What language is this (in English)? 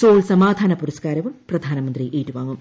Malayalam